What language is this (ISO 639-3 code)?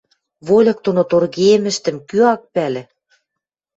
mrj